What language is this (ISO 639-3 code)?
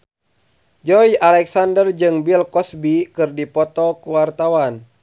sun